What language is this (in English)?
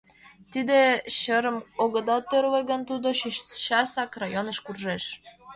Mari